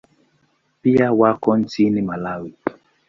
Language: Swahili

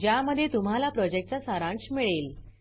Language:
Marathi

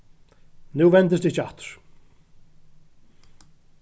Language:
Faroese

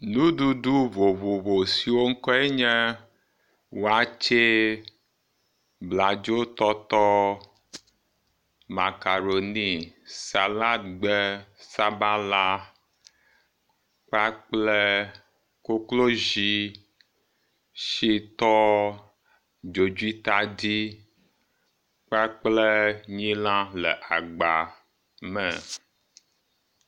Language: Ewe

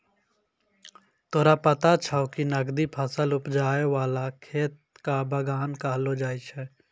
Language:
Maithili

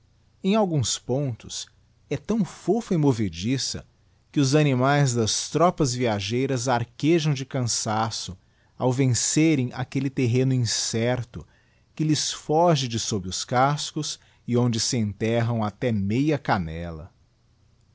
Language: Portuguese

